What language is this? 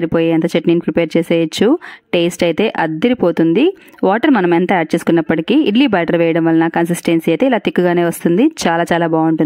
Telugu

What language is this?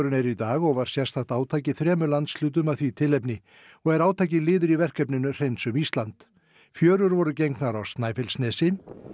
Icelandic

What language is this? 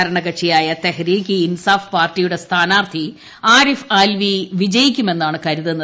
Malayalam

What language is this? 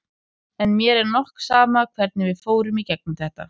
Icelandic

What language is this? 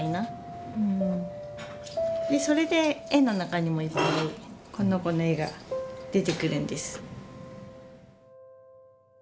Japanese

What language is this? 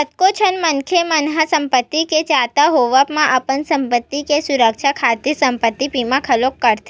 Chhattisgarhi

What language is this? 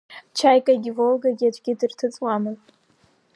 Abkhazian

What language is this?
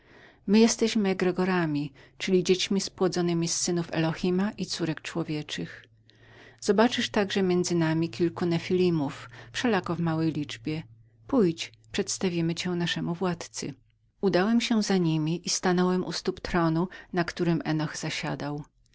Polish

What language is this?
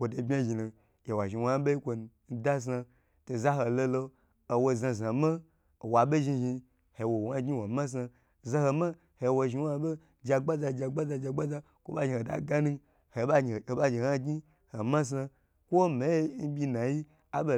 Gbagyi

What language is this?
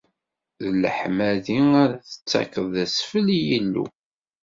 Kabyle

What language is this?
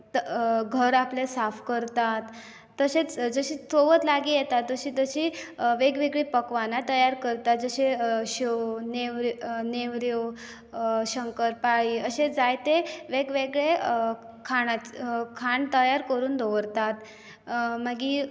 Konkani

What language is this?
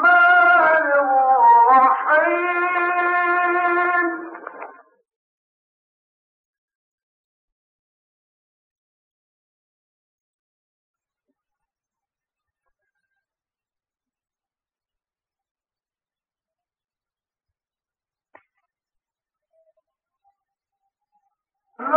Arabic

